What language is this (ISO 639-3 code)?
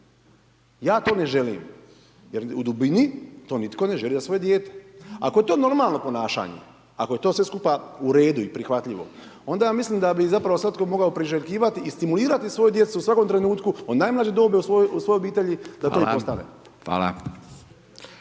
hrv